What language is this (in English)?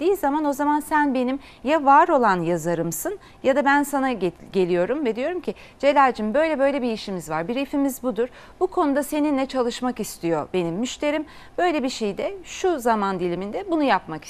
Turkish